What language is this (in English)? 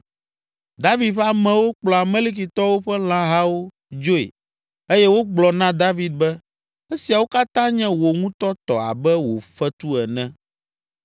Ewe